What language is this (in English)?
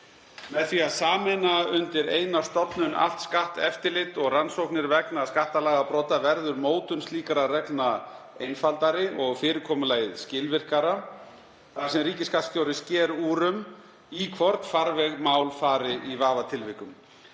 Icelandic